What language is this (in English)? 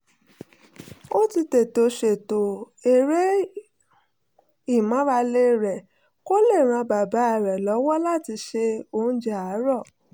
Yoruba